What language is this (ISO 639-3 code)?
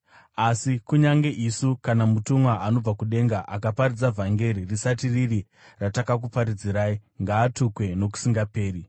sna